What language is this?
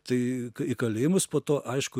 Lithuanian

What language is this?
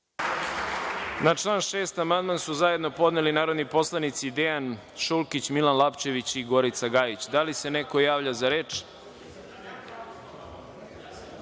Serbian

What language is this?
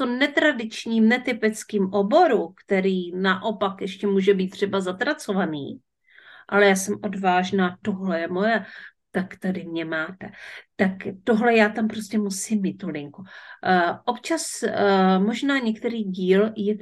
Czech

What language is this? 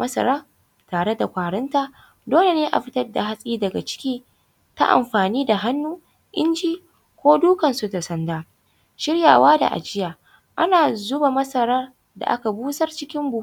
Hausa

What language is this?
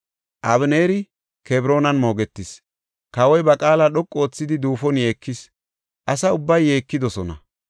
Gofa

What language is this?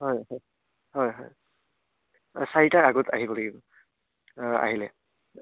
Assamese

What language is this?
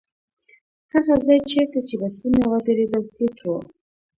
Pashto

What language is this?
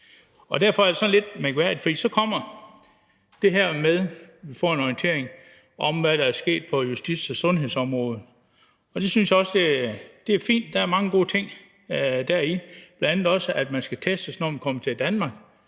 Danish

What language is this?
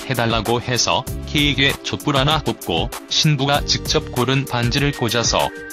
Korean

